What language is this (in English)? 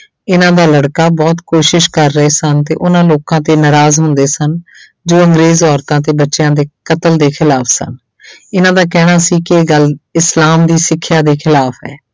Punjabi